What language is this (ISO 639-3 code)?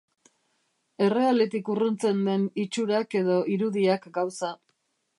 eus